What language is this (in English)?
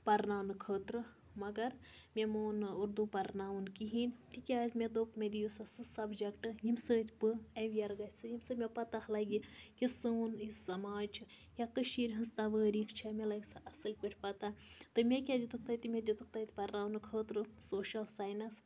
Kashmiri